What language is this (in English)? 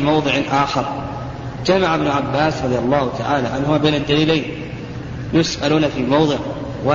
Arabic